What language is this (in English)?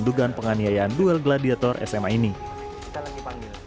Indonesian